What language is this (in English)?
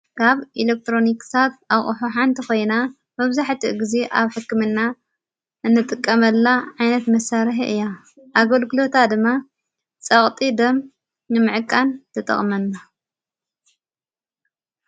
Tigrinya